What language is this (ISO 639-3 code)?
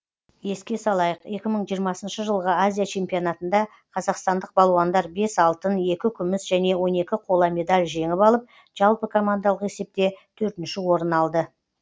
kaz